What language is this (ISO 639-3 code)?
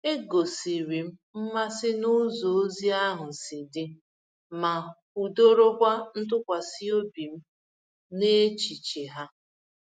ibo